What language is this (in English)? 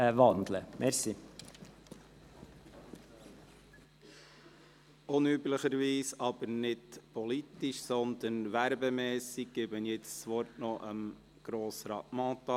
Swiss German